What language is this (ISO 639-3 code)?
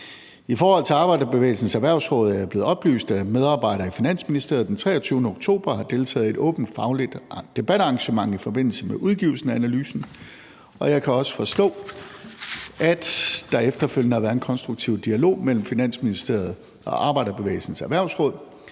dan